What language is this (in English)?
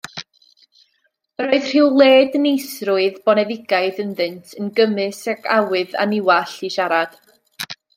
Welsh